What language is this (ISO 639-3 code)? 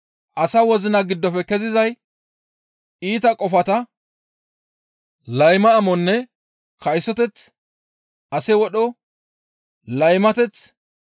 gmv